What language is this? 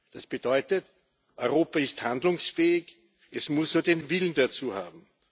German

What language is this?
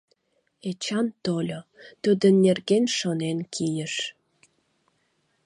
Mari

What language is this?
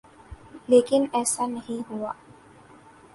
Urdu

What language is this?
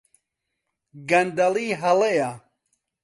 Central Kurdish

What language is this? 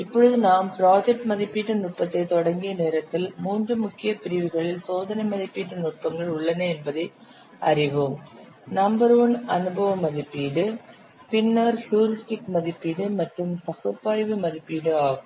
Tamil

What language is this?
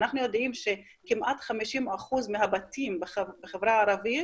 Hebrew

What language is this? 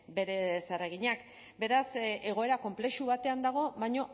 Basque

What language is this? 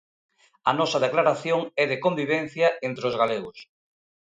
Galician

